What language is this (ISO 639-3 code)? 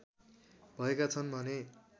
nep